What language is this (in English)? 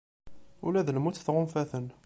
Kabyle